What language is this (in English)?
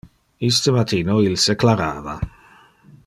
Interlingua